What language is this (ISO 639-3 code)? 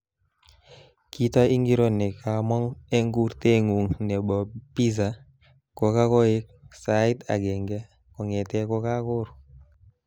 kln